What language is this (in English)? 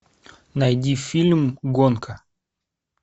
Russian